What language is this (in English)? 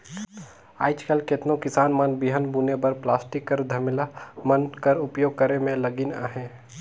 Chhattisgarhi